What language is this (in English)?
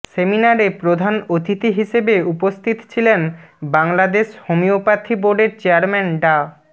Bangla